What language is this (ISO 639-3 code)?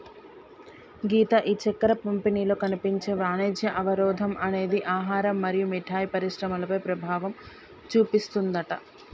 tel